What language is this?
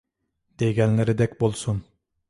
Uyghur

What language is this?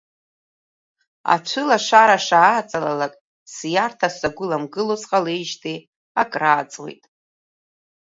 Abkhazian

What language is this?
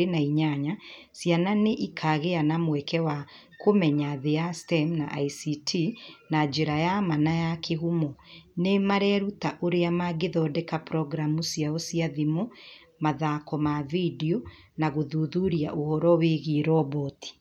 Kikuyu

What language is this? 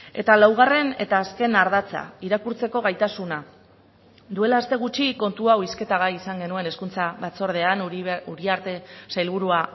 Basque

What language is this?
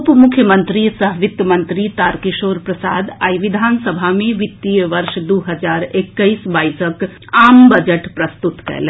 Maithili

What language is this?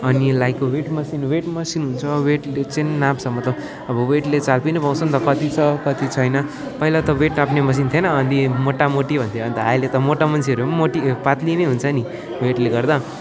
Nepali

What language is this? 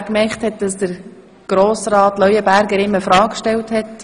Swiss German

